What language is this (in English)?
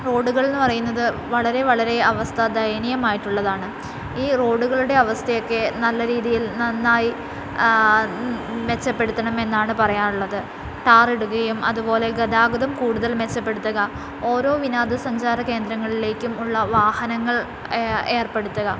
Malayalam